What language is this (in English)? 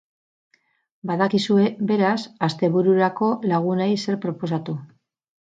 Basque